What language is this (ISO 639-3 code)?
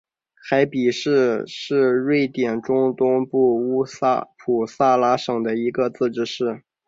zho